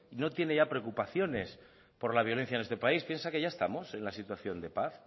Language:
Spanish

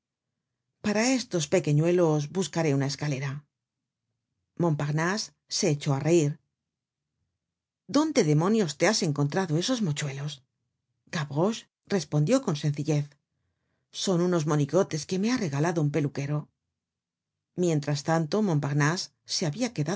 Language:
Spanish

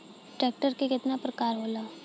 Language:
Bhojpuri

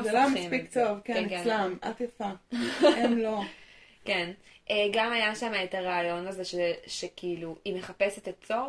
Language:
Hebrew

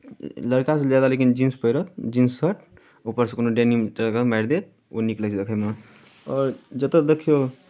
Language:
Maithili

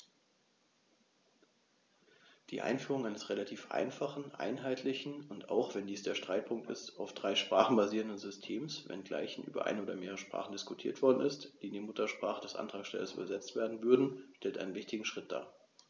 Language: German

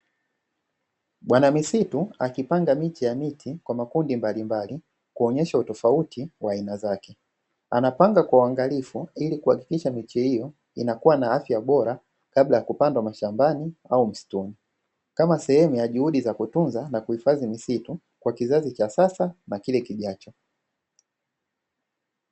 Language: Swahili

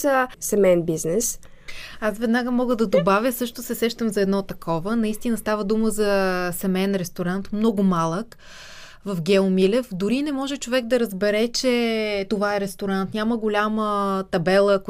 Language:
Bulgarian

